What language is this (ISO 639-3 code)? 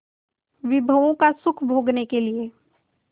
hin